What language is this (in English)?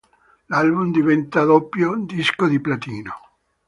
Italian